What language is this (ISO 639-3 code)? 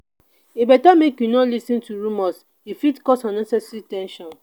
pcm